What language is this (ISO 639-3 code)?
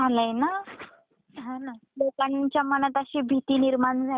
mar